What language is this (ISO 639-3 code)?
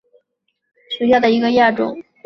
zho